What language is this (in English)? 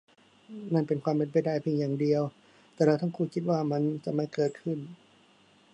Thai